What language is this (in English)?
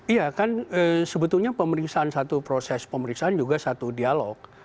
Indonesian